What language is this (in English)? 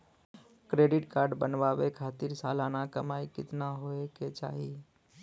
Bhojpuri